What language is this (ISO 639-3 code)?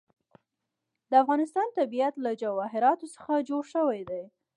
pus